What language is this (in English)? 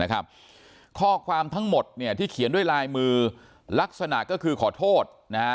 Thai